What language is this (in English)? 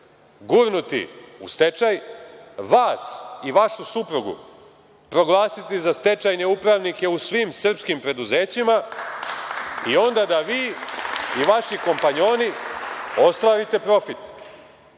Serbian